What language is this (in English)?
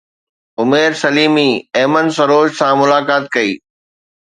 Sindhi